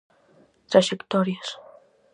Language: Galician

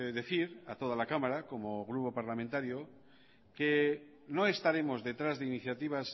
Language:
Spanish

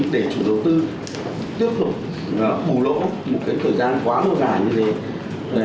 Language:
Vietnamese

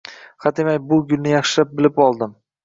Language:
Uzbek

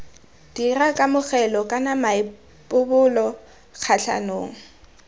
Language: Tswana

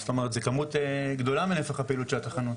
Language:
Hebrew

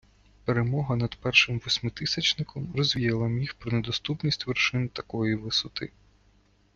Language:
Ukrainian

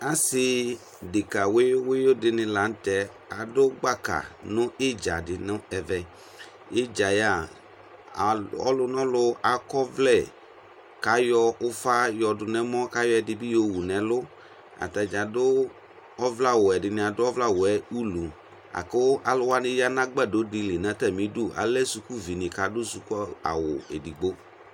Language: Ikposo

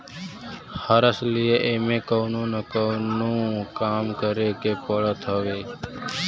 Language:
Bhojpuri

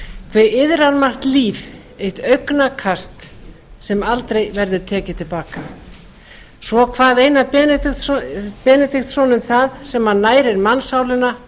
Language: Icelandic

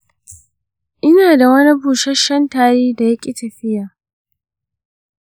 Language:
Hausa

